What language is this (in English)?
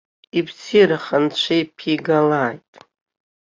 Abkhazian